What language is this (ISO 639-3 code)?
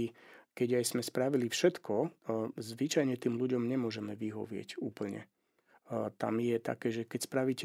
slk